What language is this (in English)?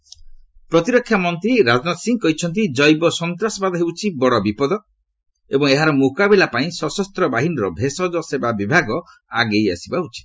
Odia